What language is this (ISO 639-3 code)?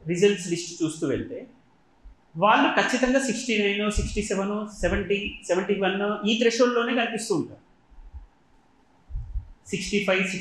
tel